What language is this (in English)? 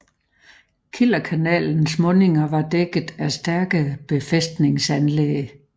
Danish